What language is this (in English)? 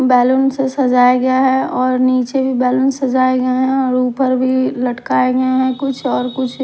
Hindi